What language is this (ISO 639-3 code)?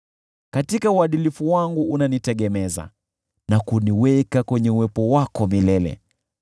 swa